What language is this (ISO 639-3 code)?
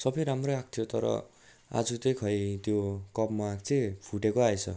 nep